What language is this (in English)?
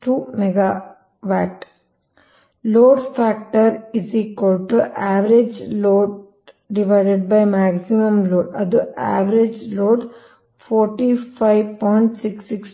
Kannada